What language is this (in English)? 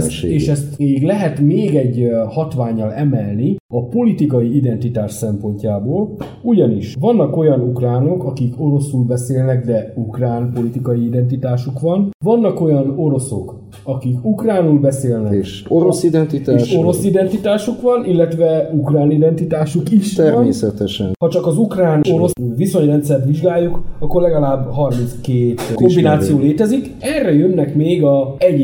Hungarian